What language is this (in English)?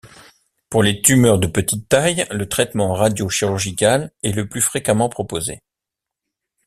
French